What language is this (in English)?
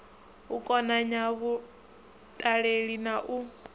Venda